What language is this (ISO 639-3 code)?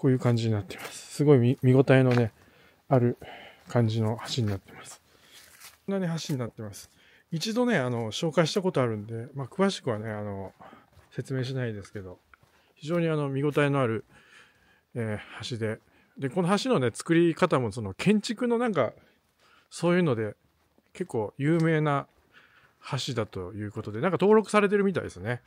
jpn